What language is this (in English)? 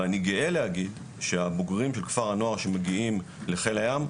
Hebrew